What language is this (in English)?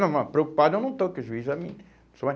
Portuguese